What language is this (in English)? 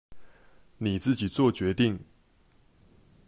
Chinese